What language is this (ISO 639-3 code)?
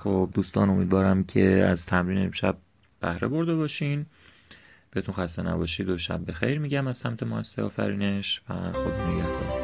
fas